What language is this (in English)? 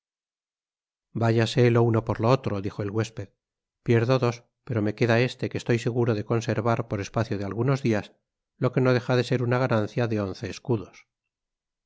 Spanish